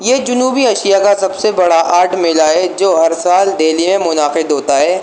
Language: Urdu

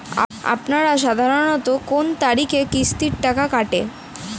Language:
Bangla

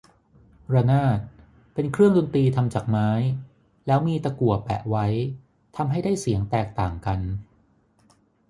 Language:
Thai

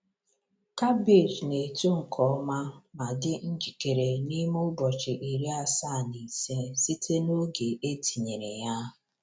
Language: Igbo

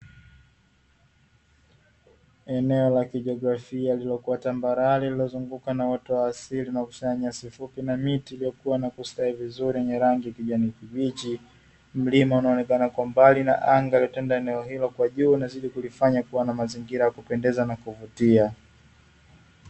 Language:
Swahili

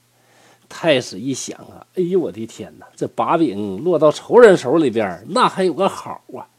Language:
Chinese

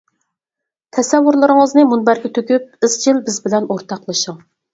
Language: Uyghur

